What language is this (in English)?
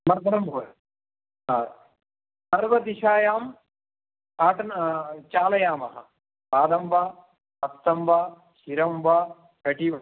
Sanskrit